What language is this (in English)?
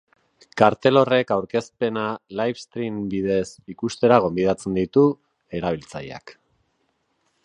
Basque